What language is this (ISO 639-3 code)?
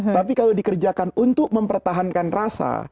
ind